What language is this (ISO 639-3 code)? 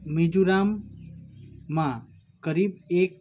nep